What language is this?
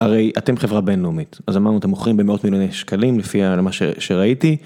Hebrew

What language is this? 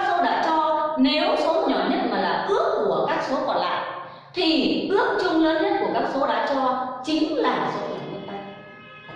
Vietnamese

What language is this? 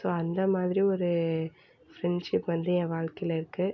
Tamil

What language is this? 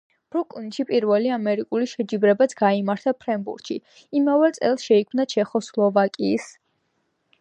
Georgian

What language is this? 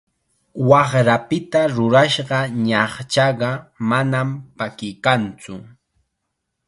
Chiquián Ancash Quechua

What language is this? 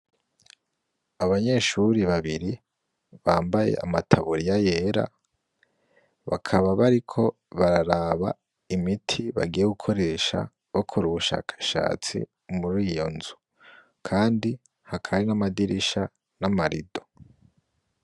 Rundi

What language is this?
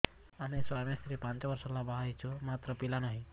Odia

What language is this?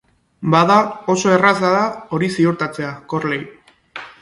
Basque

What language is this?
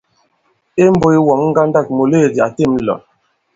Bankon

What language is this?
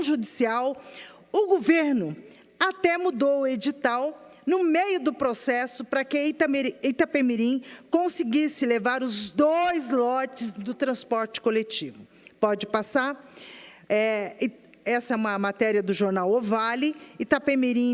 Portuguese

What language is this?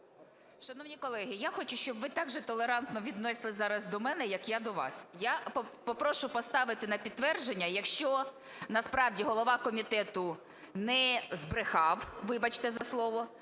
Ukrainian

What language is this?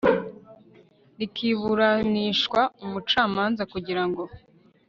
Kinyarwanda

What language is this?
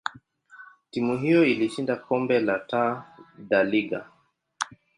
Swahili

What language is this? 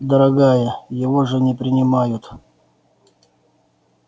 Russian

